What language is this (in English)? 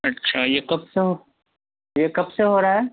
Urdu